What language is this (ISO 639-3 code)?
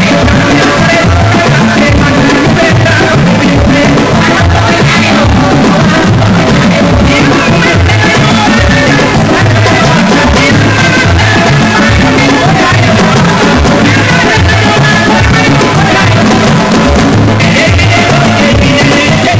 srr